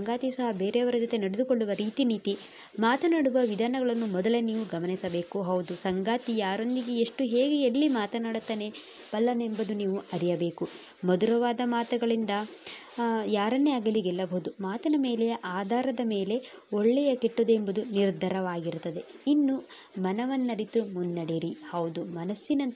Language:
Romanian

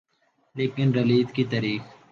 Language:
Urdu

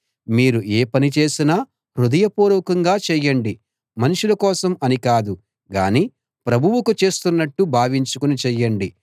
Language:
Telugu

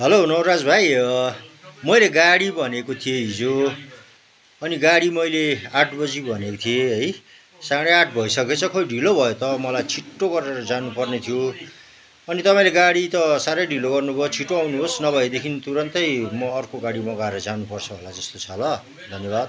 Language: Nepali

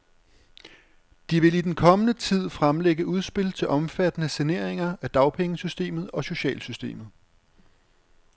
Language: Danish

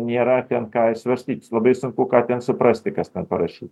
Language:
Lithuanian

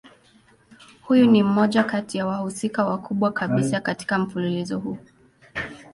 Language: Swahili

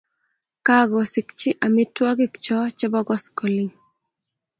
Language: Kalenjin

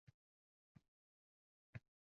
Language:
Uzbek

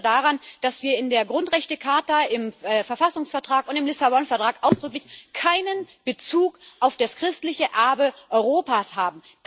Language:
German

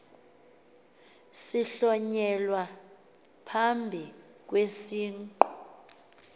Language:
Xhosa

